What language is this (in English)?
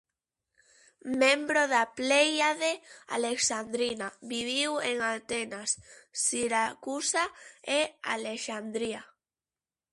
Galician